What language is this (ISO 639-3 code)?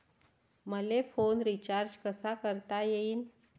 mar